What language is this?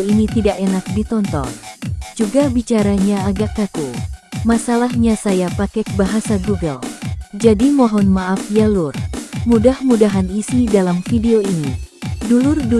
Indonesian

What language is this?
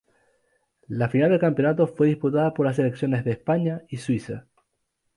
Spanish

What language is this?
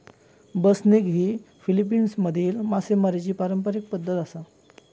Marathi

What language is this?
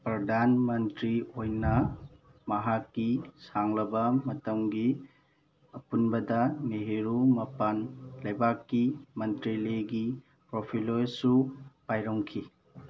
Manipuri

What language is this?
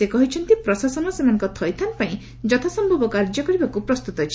Odia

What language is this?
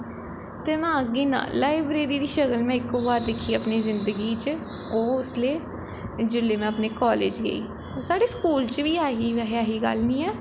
Dogri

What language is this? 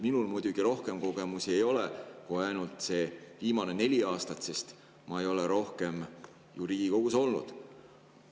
Estonian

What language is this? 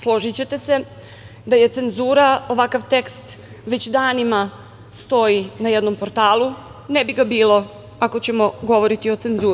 Serbian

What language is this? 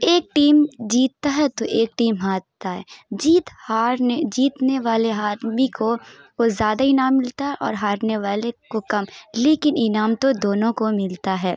Urdu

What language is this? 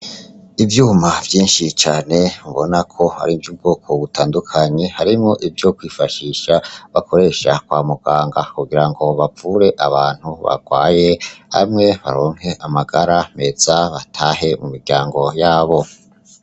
Rundi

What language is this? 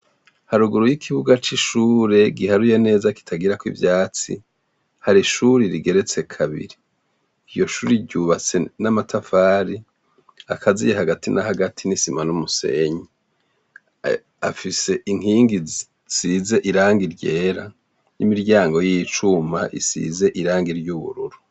Rundi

